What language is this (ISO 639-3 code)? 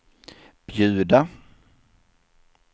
swe